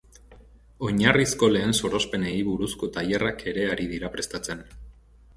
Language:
Basque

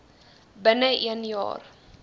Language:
Afrikaans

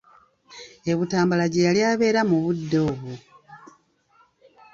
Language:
Ganda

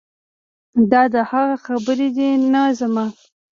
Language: Pashto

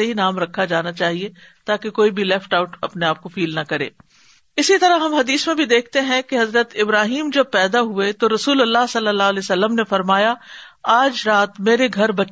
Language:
Urdu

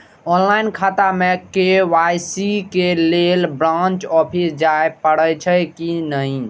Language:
Maithili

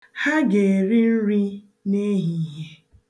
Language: Igbo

